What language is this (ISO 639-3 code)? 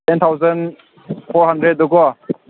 mni